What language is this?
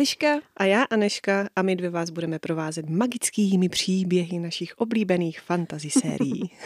Czech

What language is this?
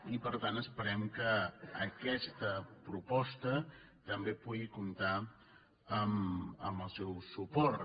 Catalan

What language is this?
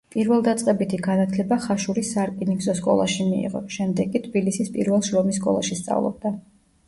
Georgian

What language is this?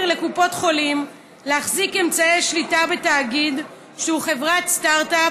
Hebrew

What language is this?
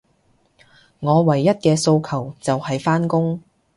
Cantonese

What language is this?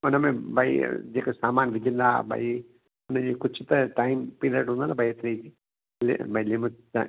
Sindhi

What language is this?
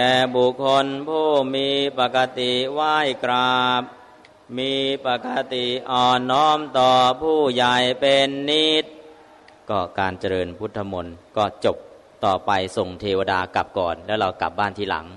Thai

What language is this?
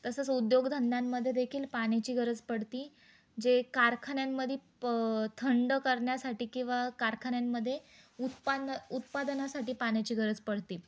Marathi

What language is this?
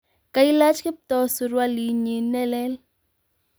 Kalenjin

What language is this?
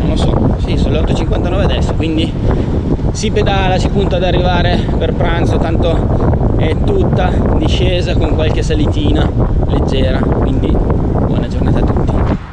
Italian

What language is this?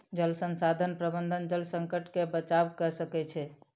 Maithili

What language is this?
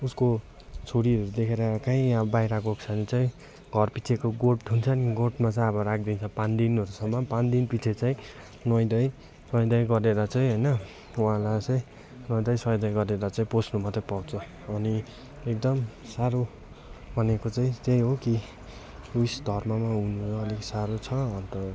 Nepali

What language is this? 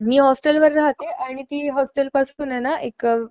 Marathi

